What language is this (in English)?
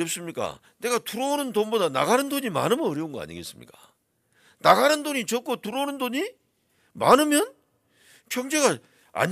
Korean